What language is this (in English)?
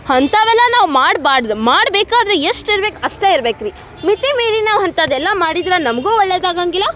Kannada